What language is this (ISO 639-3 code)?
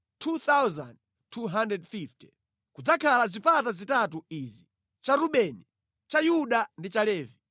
nya